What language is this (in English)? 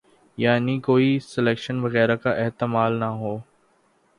Urdu